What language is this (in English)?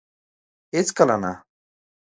Pashto